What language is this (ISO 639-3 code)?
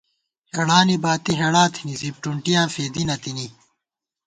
gwt